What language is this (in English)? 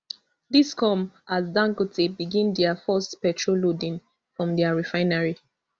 Nigerian Pidgin